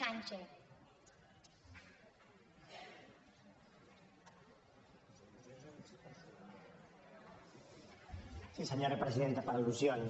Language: Catalan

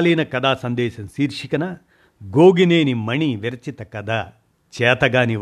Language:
Telugu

